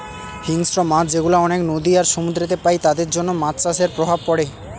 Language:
Bangla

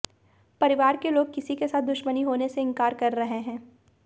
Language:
Hindi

